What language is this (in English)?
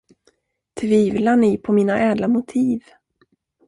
Swedish